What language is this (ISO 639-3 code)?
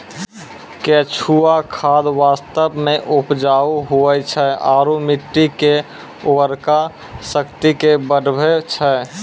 mai